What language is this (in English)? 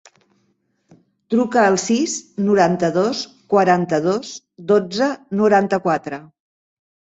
Catalan